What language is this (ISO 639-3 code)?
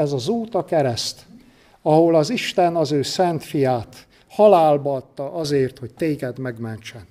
hun